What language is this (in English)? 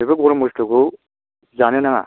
Bodo